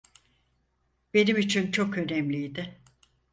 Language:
Turkish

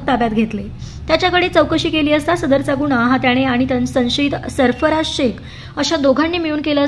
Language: Marathi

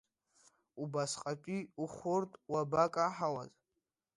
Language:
Abkhazian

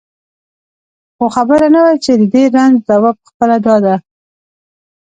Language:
Pashto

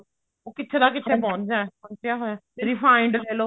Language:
Punjabi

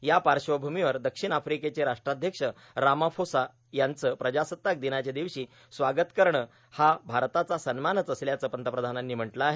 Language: Marathi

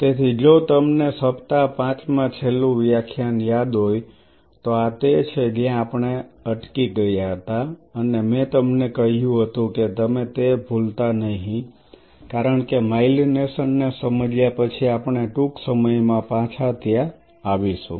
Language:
Gujarati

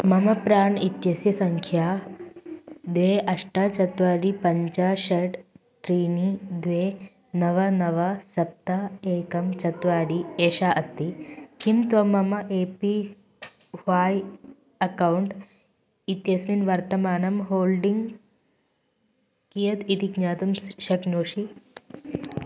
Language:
Sanskrit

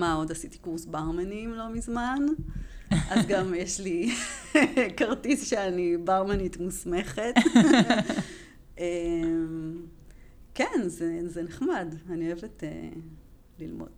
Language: Hebrew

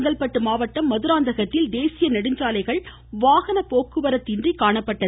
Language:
Tamil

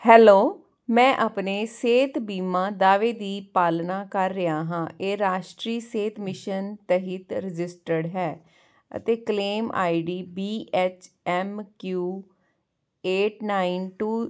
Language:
Punjabi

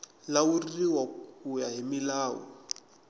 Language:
Tsonga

